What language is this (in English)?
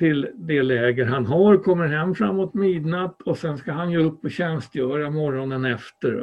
Swedish